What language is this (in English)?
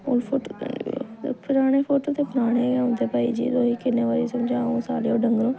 Dogri